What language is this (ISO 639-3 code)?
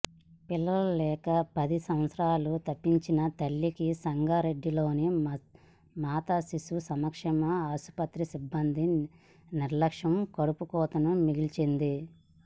tel